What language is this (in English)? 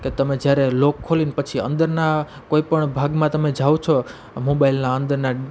Gujarati